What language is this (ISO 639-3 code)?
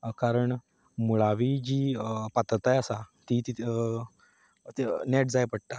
kok